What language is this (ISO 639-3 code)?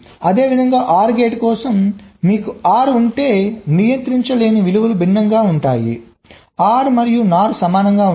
tel